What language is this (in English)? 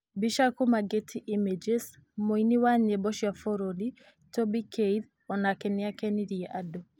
Kikuyu